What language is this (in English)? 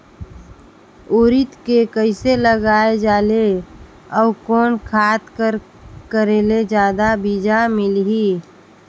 Chhattisgarhi